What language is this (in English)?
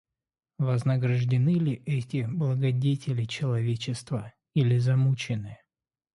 Russian